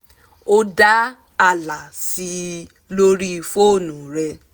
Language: Yoruba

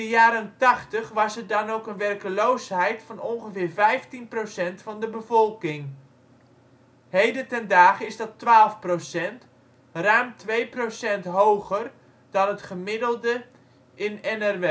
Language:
Dutch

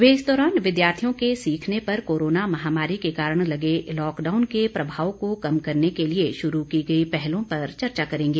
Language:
Hindi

